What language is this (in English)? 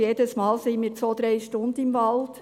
Swiss German